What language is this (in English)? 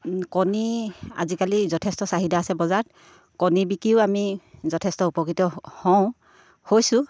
Assamese